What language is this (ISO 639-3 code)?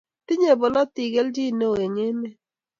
kln